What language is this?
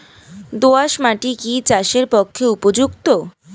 Bangla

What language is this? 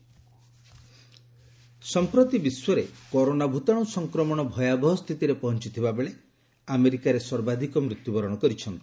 Odia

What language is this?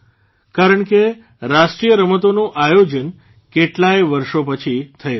Gujarati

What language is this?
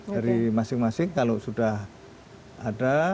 Indonesian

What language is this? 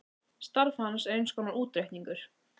Icelandic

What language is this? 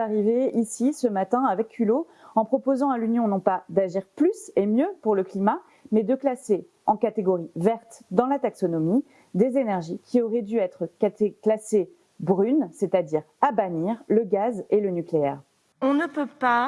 French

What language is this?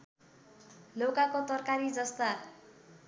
Nepali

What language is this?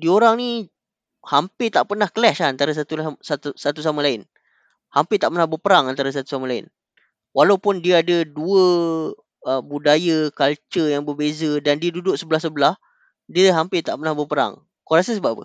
Malay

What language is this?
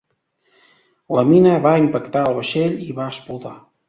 Catalan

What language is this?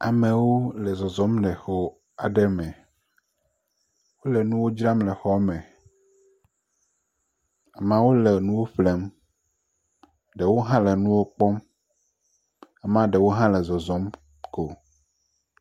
Ewe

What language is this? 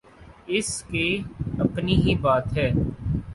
Urdu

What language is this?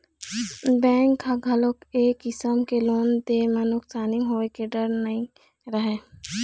Chhattisgarhi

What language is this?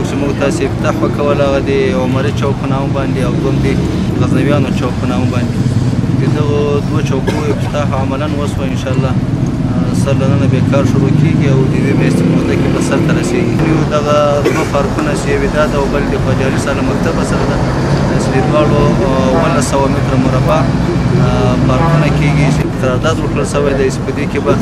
Arabic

